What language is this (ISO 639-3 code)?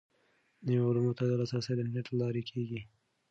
pus